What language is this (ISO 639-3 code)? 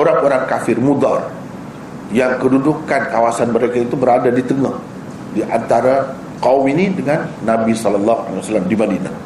msa